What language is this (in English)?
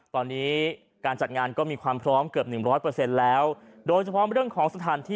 Thai